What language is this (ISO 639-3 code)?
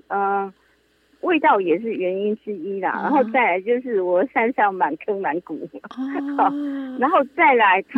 zho